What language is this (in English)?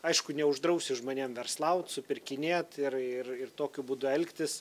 Lithuanian